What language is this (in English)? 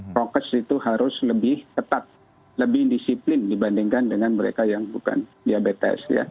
Indonesian